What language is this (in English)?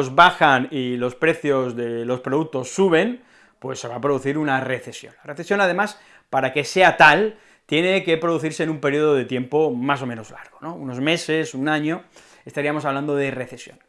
Spanish